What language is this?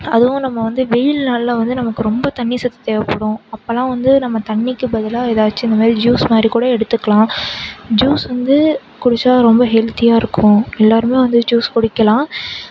Tamil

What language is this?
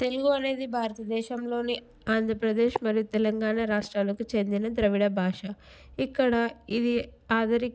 Telugu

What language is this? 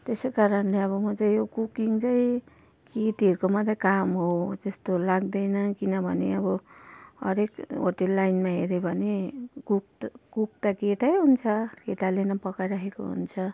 Nepali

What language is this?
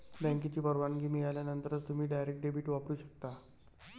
Marathi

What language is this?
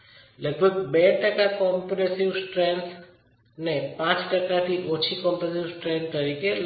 Gujarati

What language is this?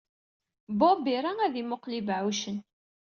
Kabyle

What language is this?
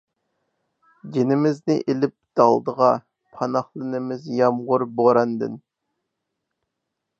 Uyghur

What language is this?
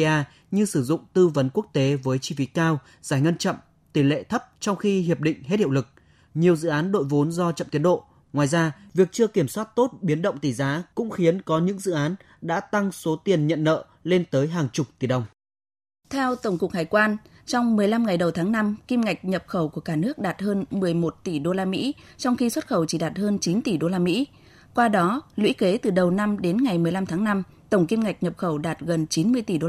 Vietnamese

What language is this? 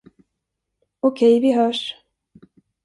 Swedish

